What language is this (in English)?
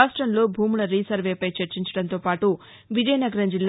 Telugu